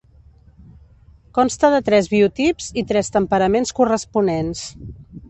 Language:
Catalan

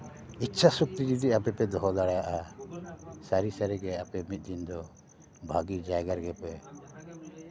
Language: Santali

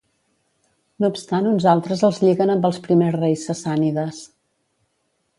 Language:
Catalan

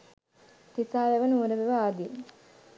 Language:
Sinhala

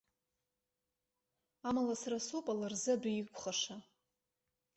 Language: Abkhazian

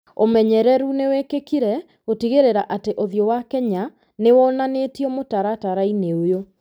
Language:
Kikuyu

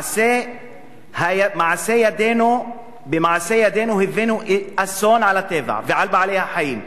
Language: Hebrew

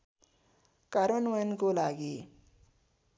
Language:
Nepali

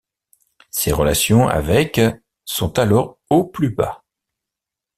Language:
French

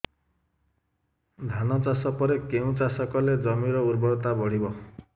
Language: Odia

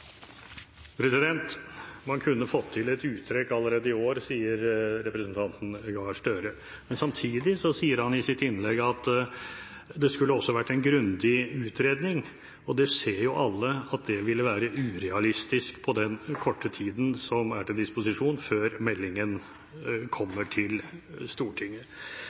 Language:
Norwegian Bokmål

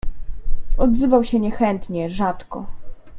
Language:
Polish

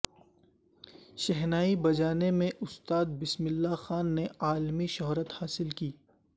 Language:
Urdu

